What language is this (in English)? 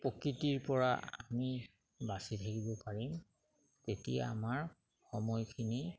Assamese